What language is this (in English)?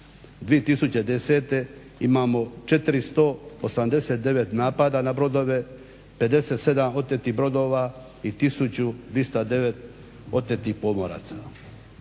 Croatian